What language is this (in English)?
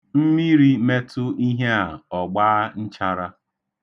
Igbo